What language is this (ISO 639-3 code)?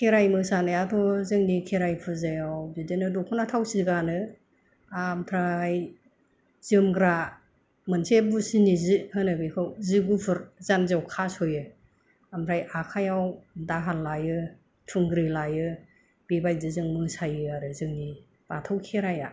brx